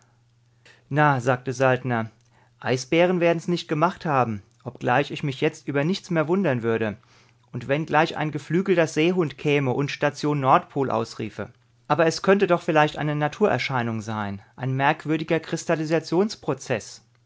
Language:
German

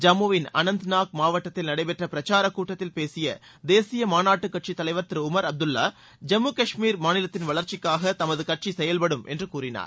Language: Tamil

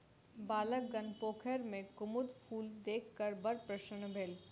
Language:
Maithili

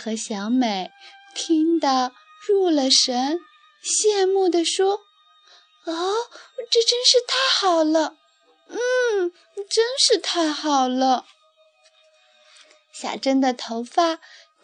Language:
Chinese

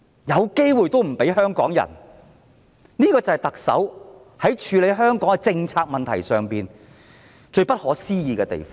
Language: Cantonese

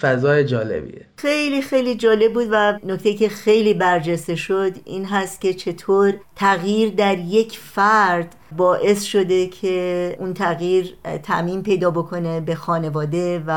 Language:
Persian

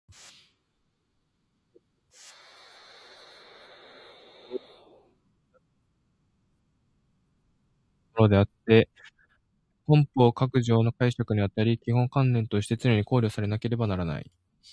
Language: Japanese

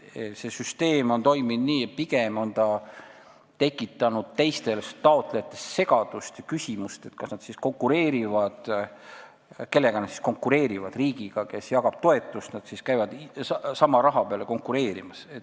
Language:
Estonian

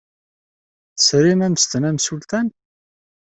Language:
Kabyle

